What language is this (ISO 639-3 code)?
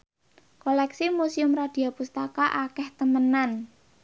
jav